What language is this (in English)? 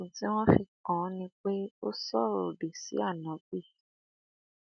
Yoruba